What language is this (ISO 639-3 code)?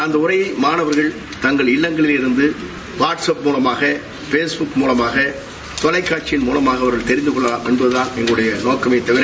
tam